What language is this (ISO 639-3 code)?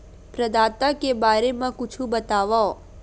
hne